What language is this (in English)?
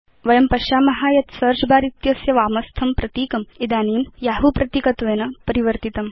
Sanskrit